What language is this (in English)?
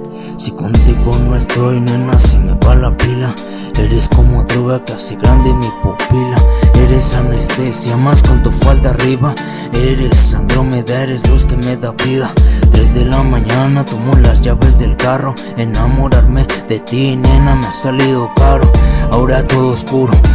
Spanish